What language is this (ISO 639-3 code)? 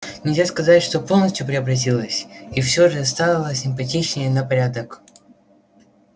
rus